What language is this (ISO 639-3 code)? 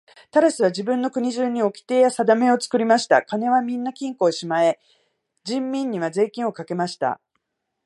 jpn